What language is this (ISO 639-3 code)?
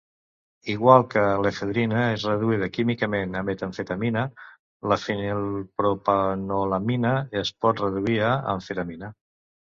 cat